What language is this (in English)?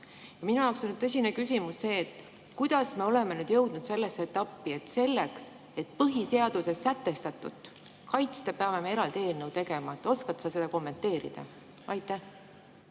Estonian